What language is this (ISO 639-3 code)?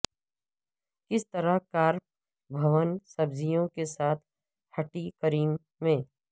urd